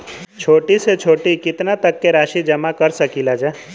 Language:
Bhojpuri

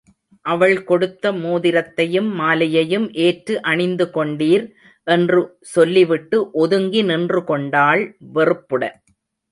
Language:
Tamil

